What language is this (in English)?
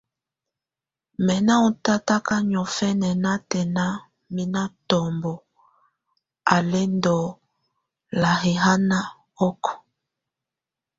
Tunen